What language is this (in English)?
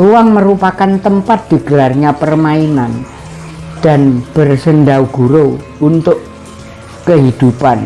Indonesian